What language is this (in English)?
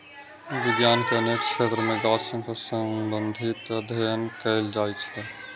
Maithili